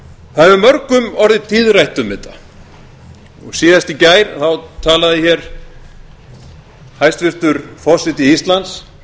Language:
Icelandic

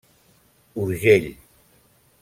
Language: Catalan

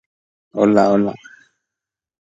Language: Spanish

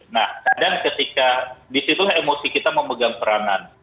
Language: Indonesian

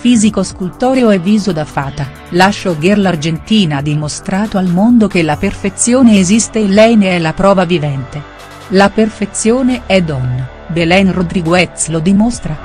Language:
Italian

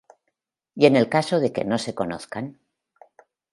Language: Spanish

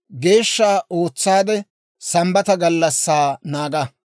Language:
Dawro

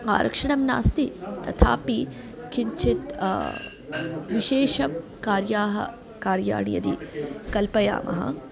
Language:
Sanskrit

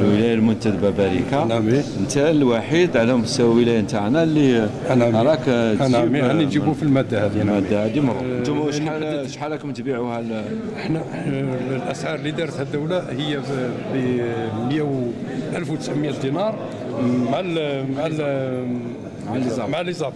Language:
Arabic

